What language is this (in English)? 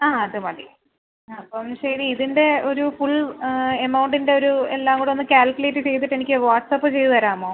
Malayalam